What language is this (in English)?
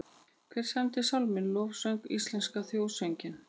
Icelandic